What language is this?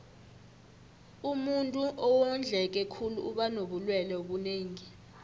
South Ndebele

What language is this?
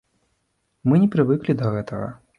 Belarusian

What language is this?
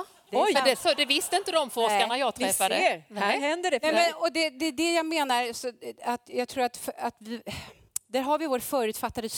Swedish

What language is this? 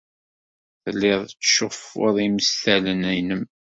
Kabyle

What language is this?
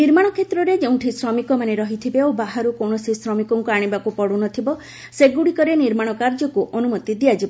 Odia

